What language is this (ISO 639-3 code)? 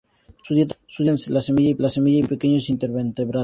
spa